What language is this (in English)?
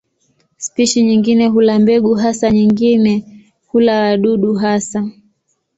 Swahili